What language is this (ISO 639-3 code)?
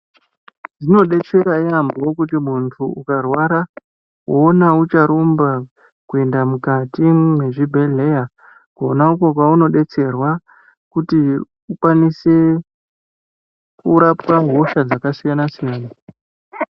ndc